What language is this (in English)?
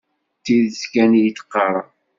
Kabyle